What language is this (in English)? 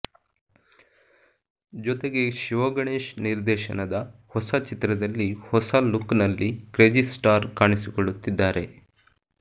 Kannada